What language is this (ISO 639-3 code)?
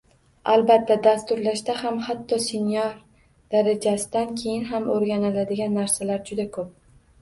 uzb